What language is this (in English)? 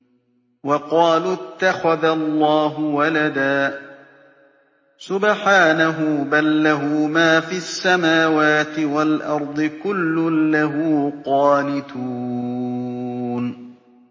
Arabic